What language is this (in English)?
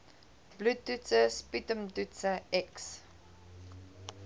Afrikaans